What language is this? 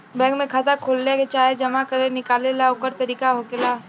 Bhojpuri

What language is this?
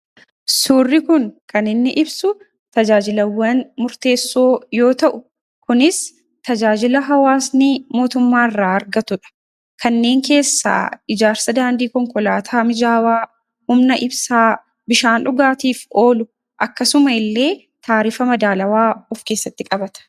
Oromo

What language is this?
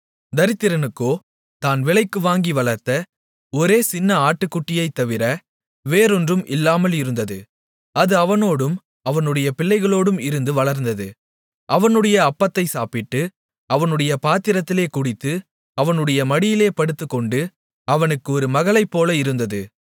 Tamil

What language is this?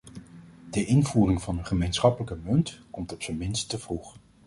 Dutch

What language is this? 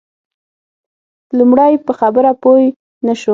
Pashto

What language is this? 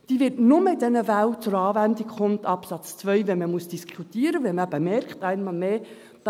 Swiss German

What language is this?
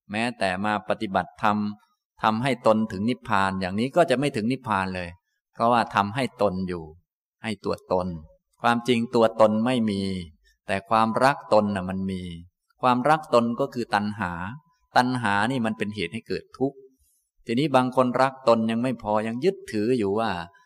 Thai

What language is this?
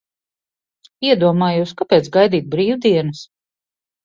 Latvian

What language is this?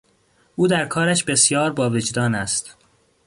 Persian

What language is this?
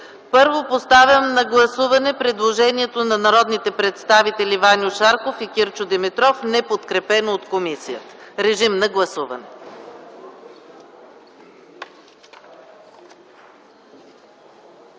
Bulgarian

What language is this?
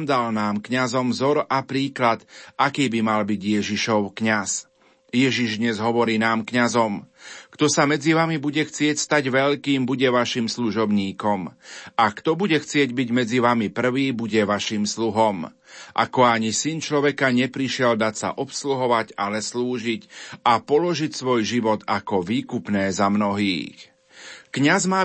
Slovak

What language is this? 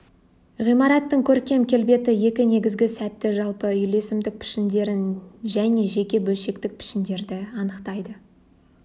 Kazakh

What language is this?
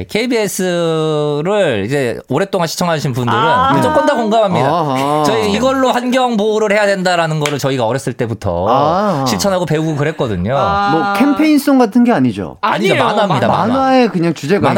Korean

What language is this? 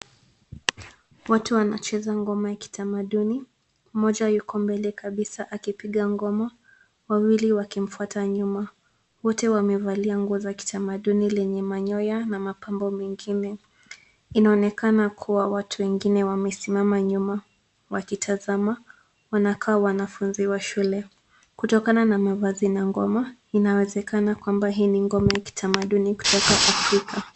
Swahili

